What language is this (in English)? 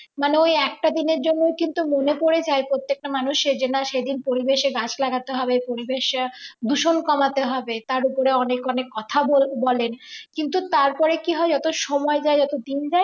Bangla